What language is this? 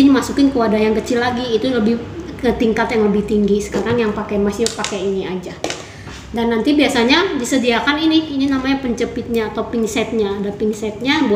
Indonesian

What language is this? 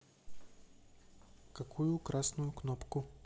Russian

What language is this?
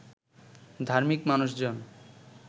Bangla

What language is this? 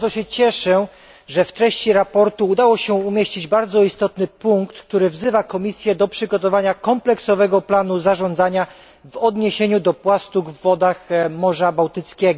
Polish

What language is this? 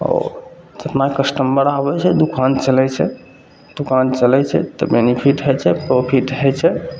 Maithili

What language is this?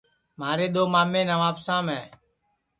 Sansi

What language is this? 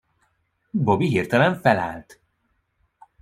Hungarian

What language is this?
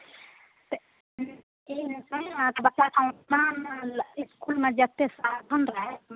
Maithili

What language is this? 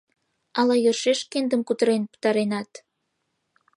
Mari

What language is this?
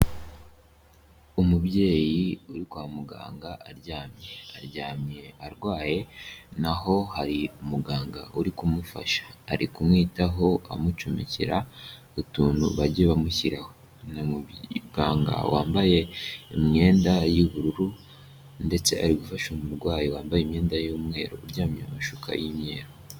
Kinyarwanda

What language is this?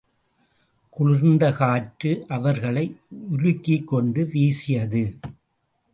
Tamil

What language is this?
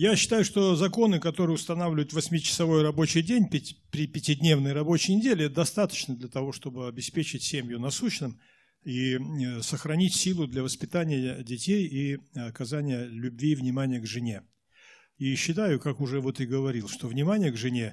Russian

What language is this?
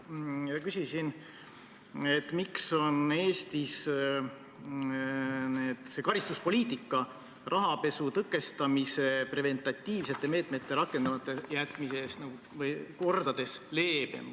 Estonian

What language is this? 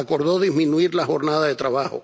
Spanish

